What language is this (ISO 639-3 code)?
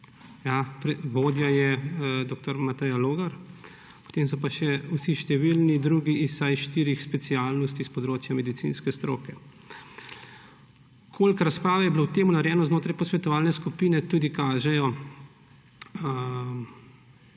slv